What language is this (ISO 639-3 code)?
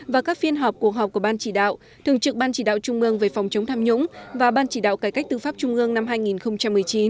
vie